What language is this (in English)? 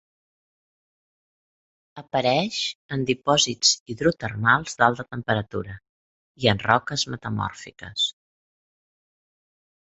Catalan